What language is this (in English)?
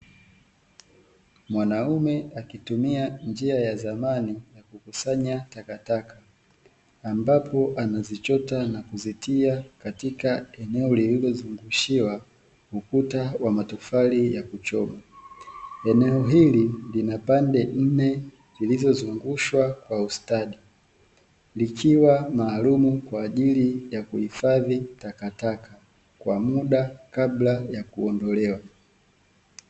Swahili